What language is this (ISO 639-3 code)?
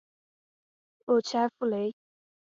zho